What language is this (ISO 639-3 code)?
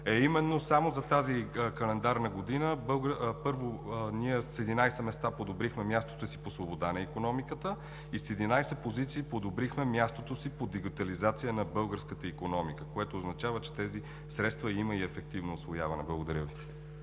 bul